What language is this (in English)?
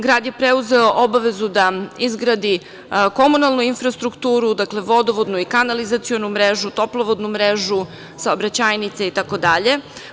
Serbian